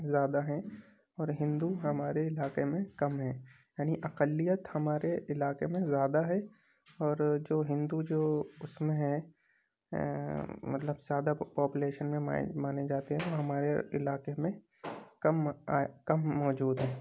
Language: Urdu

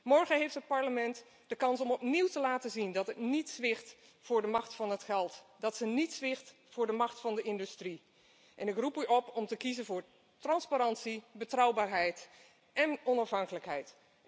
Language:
Dutch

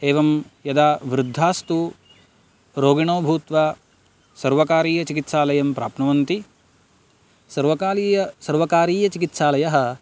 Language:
Sanskrit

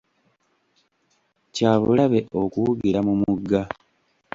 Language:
Ganda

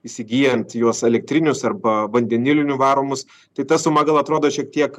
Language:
Lithuanian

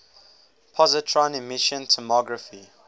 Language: English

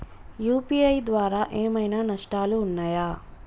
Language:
Telugu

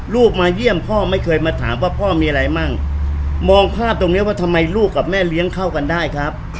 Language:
Thai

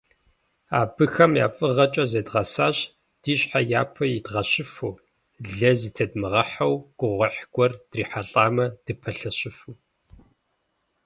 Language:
Kabardian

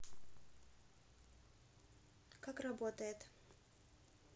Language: Russian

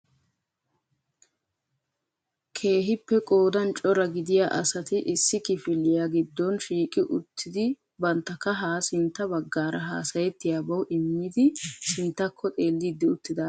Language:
Wolaytta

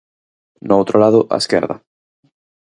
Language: Galician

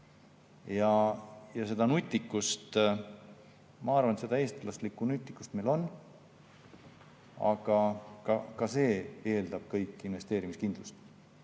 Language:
Estonian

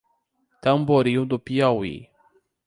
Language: Portuguese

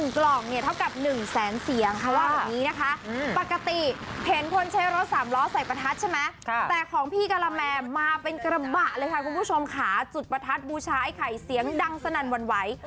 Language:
Thai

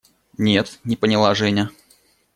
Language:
Russian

